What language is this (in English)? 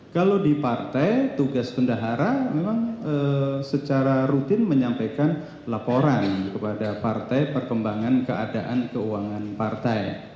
Indonesian